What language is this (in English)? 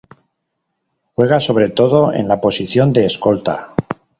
Spanish